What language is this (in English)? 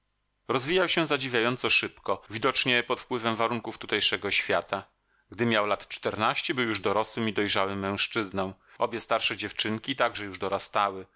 Polish